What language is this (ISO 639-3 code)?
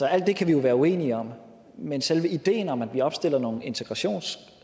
dan